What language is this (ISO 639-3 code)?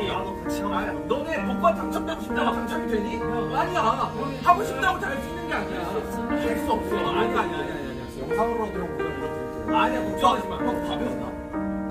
kor